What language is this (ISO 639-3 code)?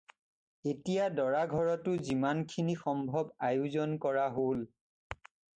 asm